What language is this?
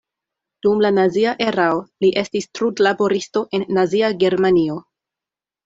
Esperanto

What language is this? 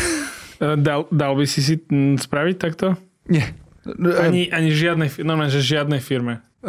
Slovak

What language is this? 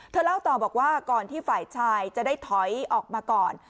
Thai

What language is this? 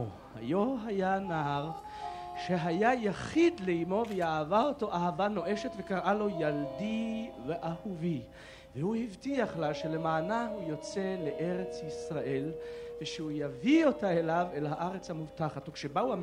Hebrew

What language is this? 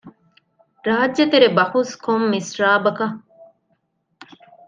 Divehi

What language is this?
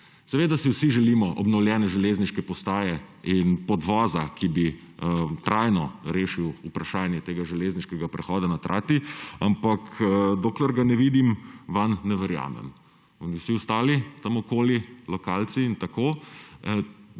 Slovenian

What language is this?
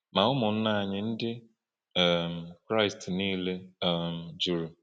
Igbo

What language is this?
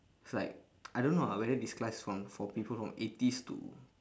English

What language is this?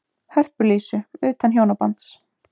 Icelandic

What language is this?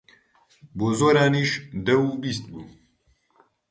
Central Kurdish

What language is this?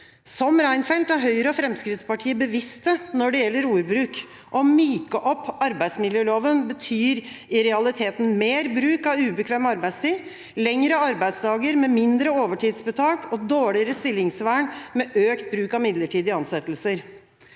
Norwegian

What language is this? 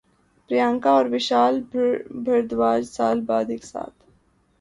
Urdu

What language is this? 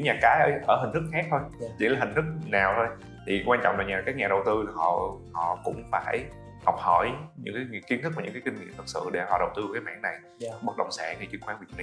Vietnamese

